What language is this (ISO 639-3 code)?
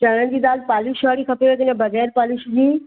snd